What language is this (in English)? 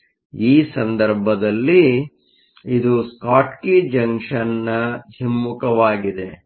Kannada